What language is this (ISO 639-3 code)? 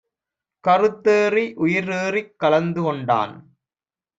tam